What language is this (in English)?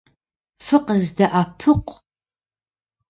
Kabardian